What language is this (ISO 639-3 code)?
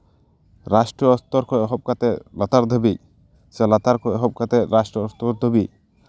sat